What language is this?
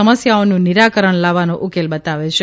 Gujarati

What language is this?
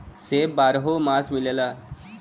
Bhojpuri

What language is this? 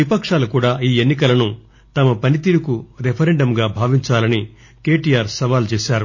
Telugu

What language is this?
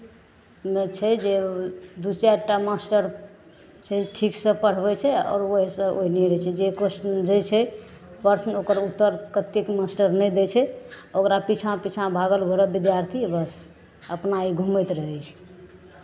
Maithili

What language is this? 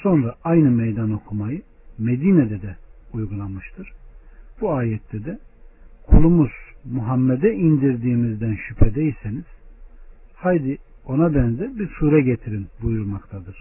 Turkish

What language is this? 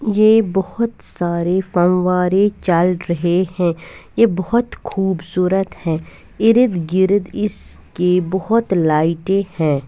Hindi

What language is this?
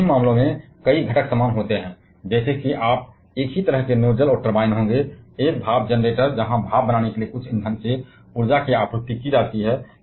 Hindi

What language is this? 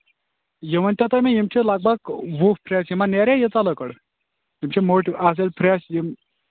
Kashmiri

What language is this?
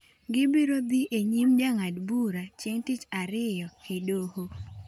Luo (Kenya and Tanzania)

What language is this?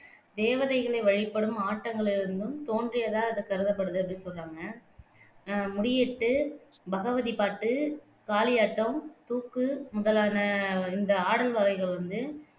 Tamil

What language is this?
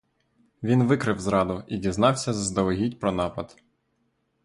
Ukrainian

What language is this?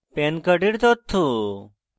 Bangla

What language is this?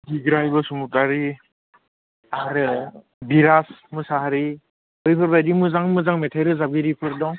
Bodo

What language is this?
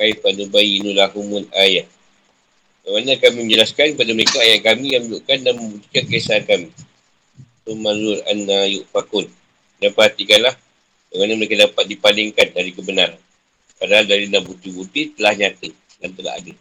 Malay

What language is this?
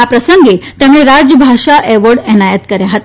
Gujarati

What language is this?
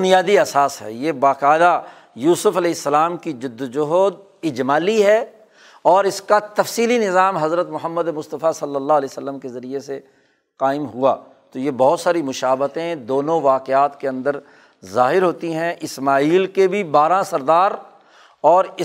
Urdu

